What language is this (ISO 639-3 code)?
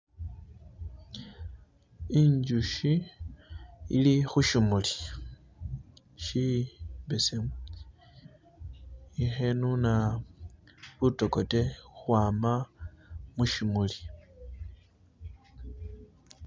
myx